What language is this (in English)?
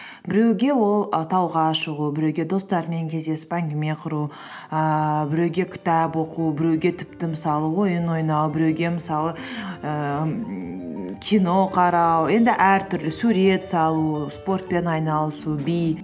Kazakh